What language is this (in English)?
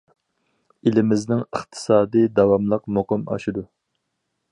Uyghur